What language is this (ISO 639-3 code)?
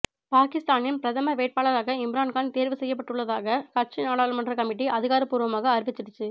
tam